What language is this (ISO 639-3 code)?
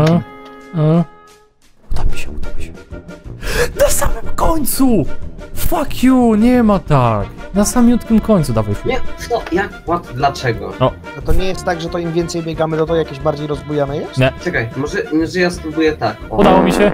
pol